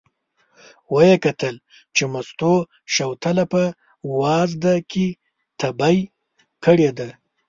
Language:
Pashto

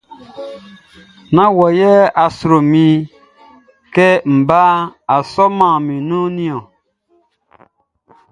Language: Baoulé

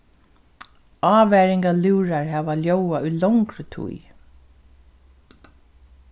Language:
Faroese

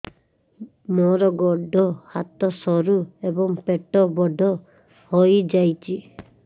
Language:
Odia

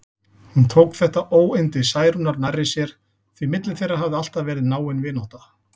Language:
Icelandic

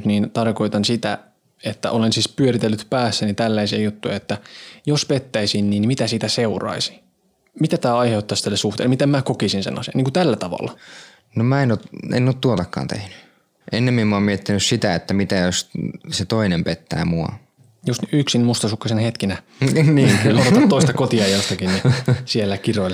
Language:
Finnish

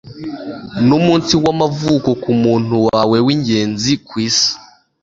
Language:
Kinyarwanda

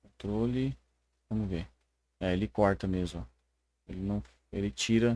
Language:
Portuguese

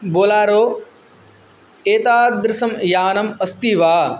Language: Sanskrit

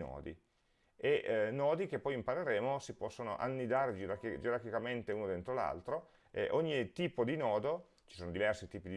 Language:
Italian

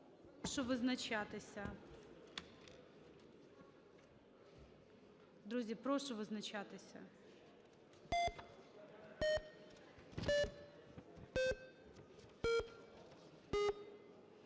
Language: Ukrainian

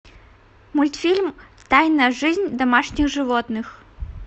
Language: Russian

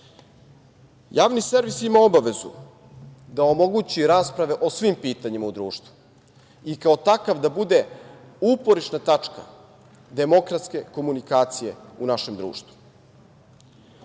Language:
Serbian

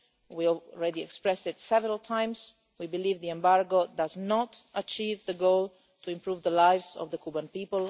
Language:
English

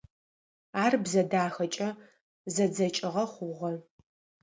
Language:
Adyghe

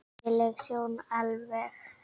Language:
Icelandic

